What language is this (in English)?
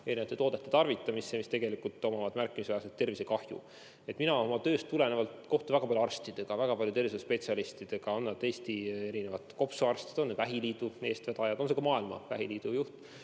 Estonian